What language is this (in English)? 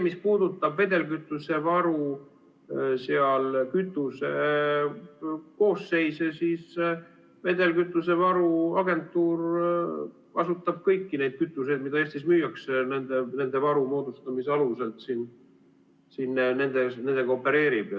Estonian